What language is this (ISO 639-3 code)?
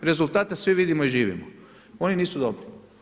hrv